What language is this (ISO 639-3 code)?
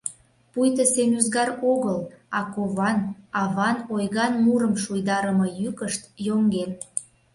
chm